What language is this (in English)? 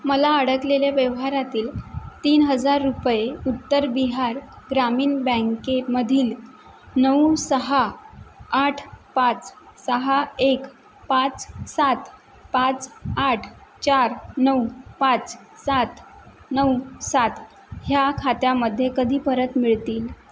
Marathi